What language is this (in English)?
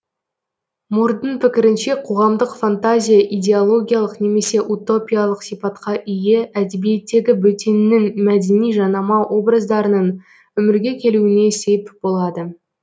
Kazakh